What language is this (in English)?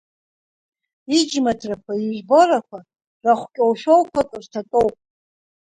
Abkhazian